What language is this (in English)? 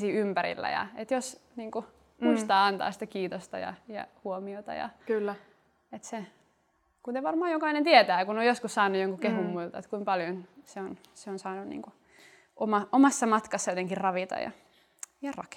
Finnish